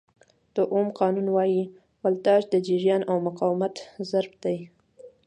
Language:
Pashto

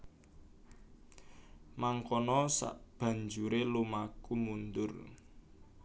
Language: Javanese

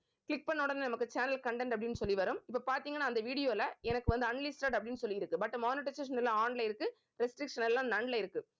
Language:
Tamil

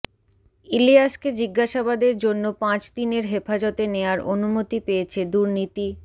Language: Bangla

